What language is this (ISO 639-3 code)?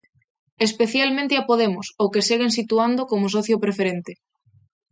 glg